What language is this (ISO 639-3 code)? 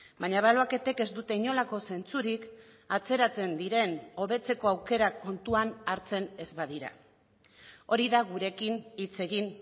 eus